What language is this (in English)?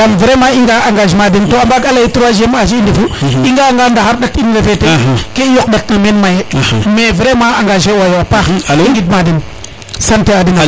Serer